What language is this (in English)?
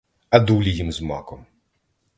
Ukrainian